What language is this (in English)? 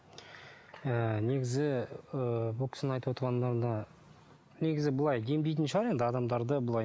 Kazakh